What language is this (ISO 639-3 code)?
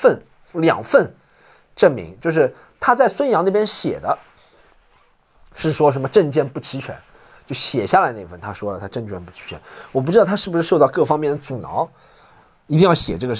zho